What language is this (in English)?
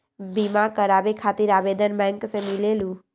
Magahi